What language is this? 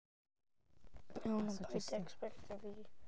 Welsh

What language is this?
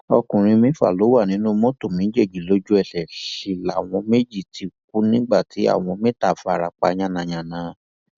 Yoruba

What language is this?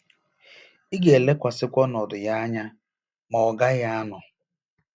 Igbo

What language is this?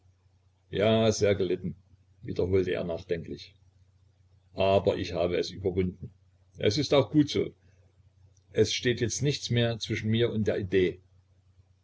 German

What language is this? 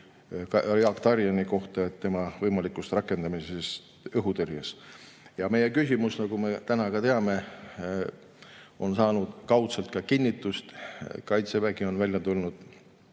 Estonian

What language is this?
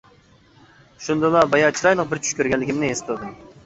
Uyghur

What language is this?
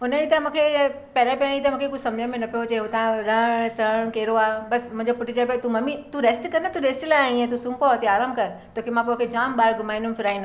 Sindhi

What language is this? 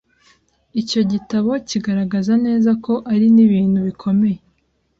Kinyarwanda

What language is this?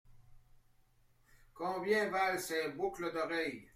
French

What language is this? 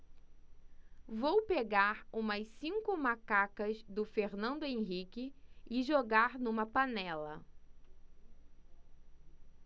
Portuguese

